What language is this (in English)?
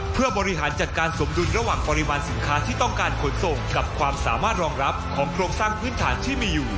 Thai